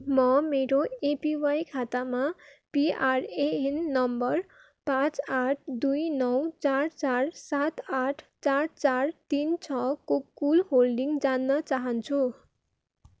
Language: Nepali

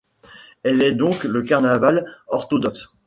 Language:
French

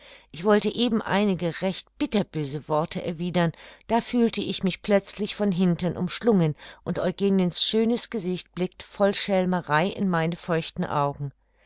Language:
German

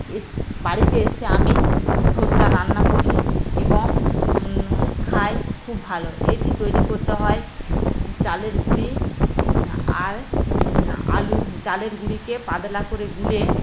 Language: Bangla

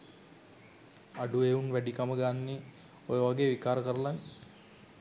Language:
Sinhala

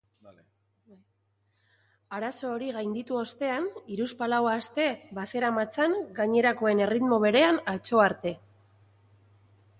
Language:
Basque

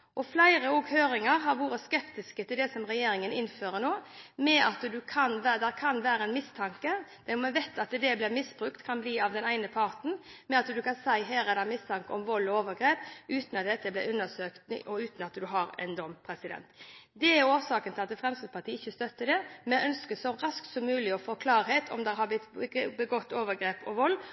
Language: Norwegian Bokmål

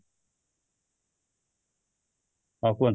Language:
Odia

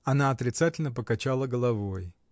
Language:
Russian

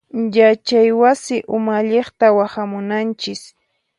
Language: Puno Quechua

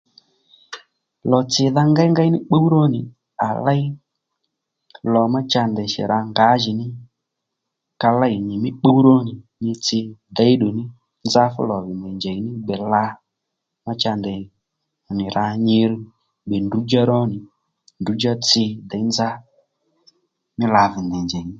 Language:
Lendu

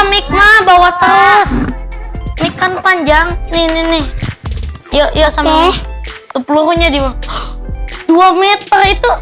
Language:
Indonesian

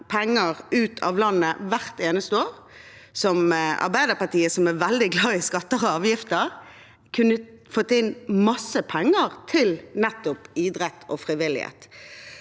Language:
Norwegian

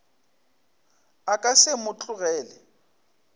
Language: Northern Sotho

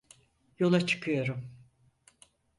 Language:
Turkish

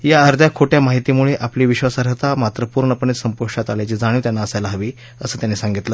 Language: Marathi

